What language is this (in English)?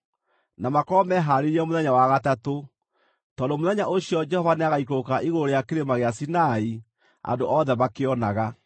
Kikuyu